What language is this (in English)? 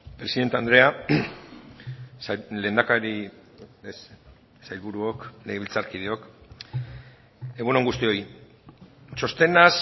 Basque